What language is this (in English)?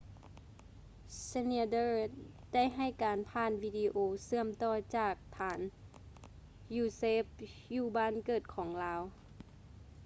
Lao